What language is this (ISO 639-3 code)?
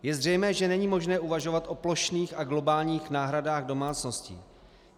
ces